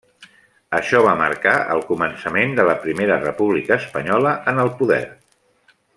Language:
Catalan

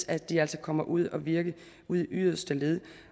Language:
Danish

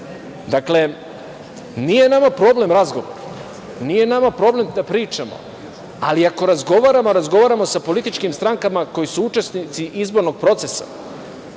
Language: Serbian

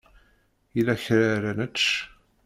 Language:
Kabyle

